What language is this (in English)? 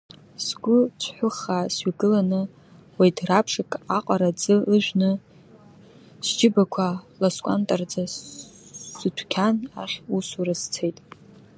Abkhazian